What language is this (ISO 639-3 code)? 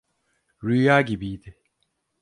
tur